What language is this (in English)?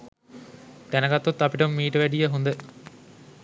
Sinhala